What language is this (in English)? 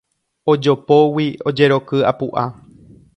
Guarani